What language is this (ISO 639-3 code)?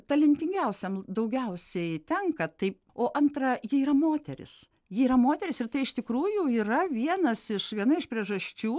lit